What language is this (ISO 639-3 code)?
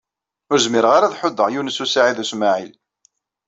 kab